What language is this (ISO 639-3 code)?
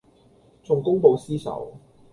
yue